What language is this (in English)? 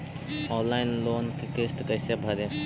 Magahi